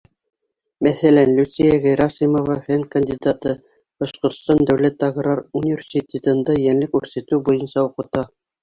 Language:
Bashkir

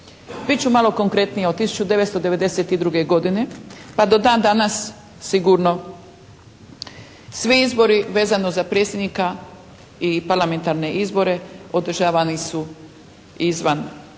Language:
Croatian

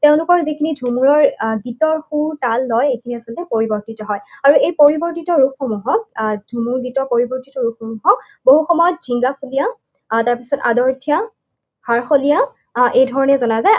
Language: Assamese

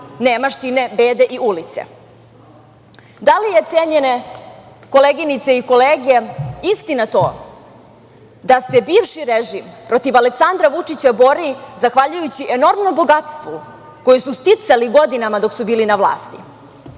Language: Serbian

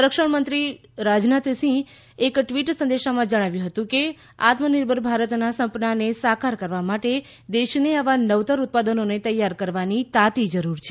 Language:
Gujarati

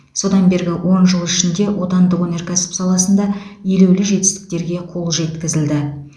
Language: Kazakh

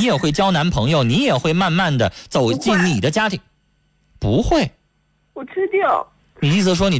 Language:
Chinese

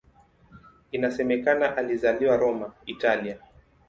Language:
Swahili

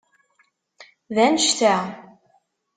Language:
Kabyle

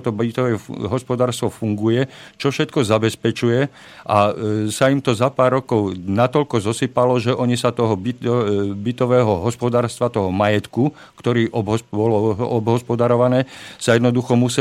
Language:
Slovak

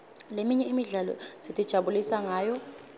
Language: Swati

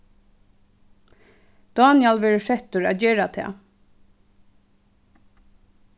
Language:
Faroese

